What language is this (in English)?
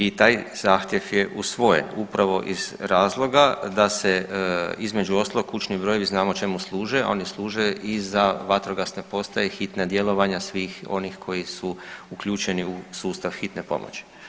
Croatian